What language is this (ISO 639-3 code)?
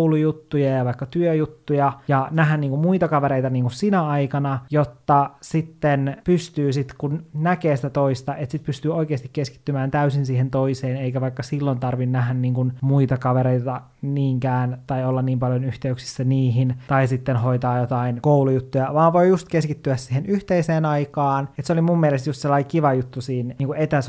fin